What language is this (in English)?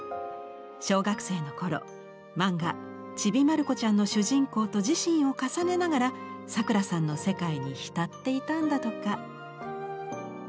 Japanese